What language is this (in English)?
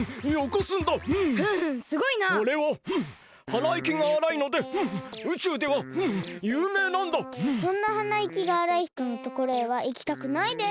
Japanese